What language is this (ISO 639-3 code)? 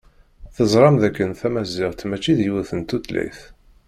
kab